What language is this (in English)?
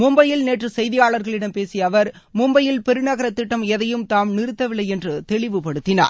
Tamil